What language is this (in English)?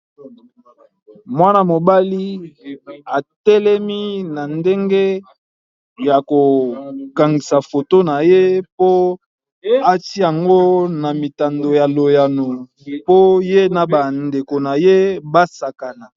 Lingala